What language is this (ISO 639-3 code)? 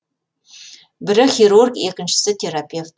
kaz